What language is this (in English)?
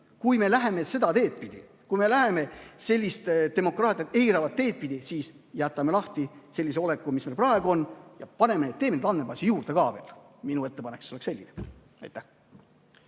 Estonian